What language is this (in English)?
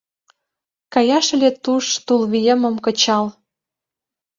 Mari